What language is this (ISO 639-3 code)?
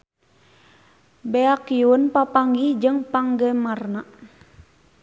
sun